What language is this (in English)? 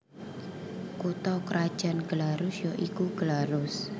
Javanese